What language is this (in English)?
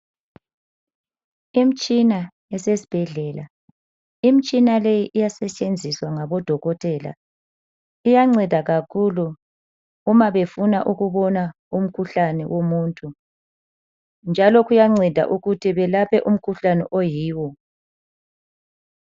North Ndebele